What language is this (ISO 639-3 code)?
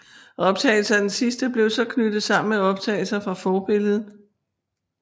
dan